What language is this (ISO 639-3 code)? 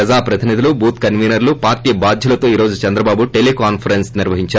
tel